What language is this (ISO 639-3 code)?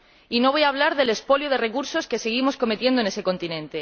spa